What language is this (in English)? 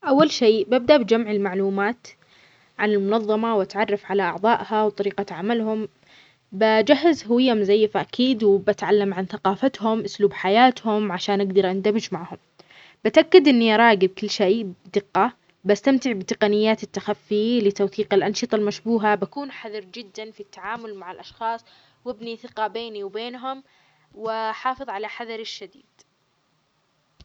Omani Arabic